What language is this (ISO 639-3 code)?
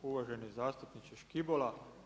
hrv